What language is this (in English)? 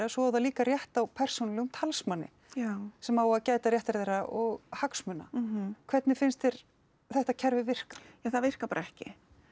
Icelandic